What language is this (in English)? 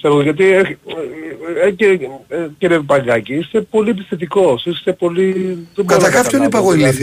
Greek